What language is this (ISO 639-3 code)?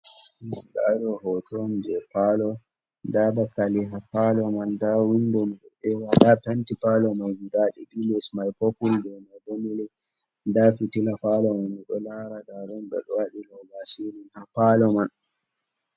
ful